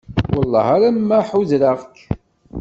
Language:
Kabyle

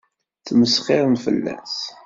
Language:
Kabyle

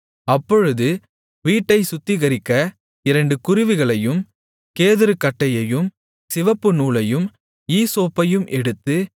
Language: Tamil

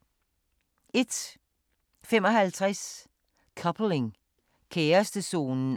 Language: Danish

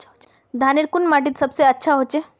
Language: Magahi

